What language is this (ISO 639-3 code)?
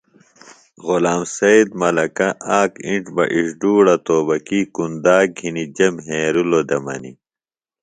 phl